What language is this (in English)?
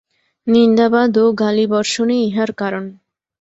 Bangla